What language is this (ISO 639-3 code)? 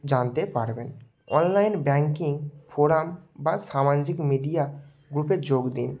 ben